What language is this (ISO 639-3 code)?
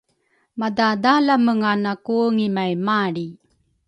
dru